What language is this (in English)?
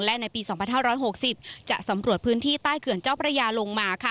Thai